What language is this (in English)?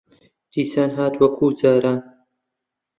Central Kurdish